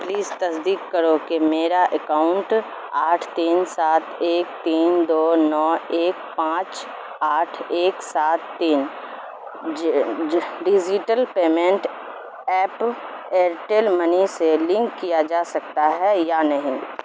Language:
Urdu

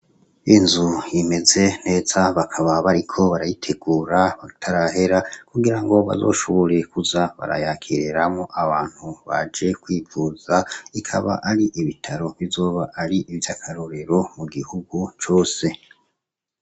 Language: Rundi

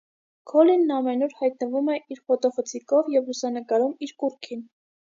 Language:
Armenian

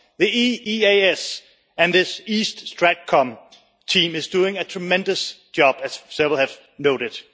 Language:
English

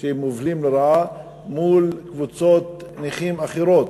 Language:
Hebrew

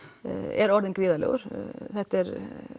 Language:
Icelandic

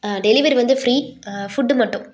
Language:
Tamil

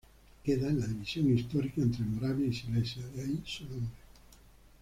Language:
Spanish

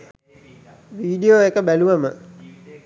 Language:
Sinhala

